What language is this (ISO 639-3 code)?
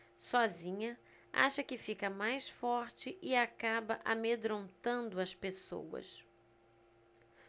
por